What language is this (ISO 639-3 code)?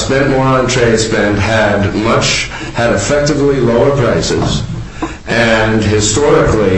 eng